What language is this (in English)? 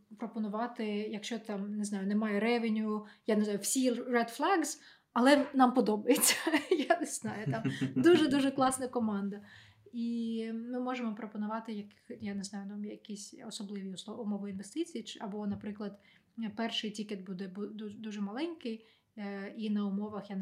Ukrainian